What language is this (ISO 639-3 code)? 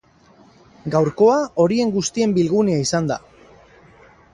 eus